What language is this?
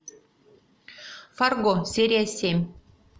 Russian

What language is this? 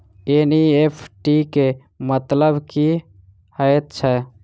Maithili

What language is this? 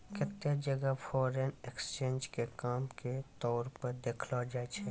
Maithili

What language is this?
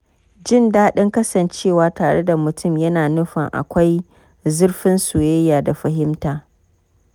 Hausa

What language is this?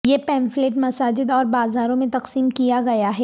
Urdu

